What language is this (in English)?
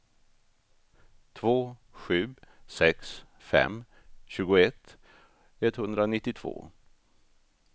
Swedish